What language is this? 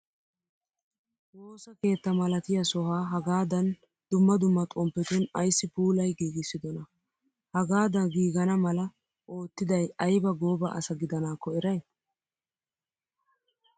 Wolaytta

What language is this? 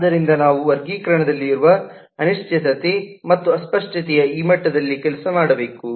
Kannada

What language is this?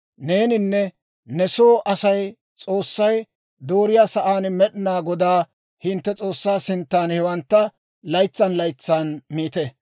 Dawro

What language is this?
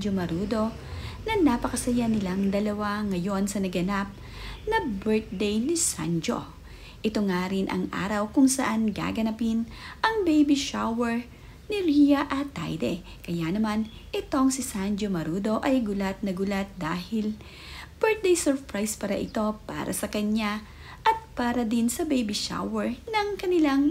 Filipino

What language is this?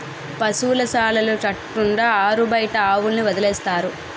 Telugu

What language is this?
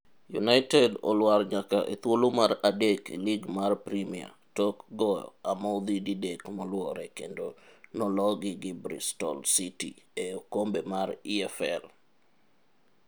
Luo (Kenya and Tanzania)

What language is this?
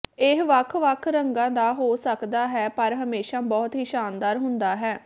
Punjabi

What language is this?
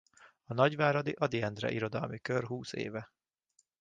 Hungarian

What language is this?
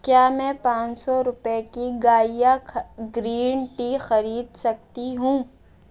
Urdu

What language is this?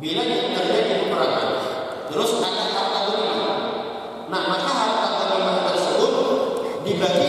Indonesian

